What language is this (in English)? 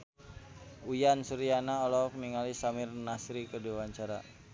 Sundanese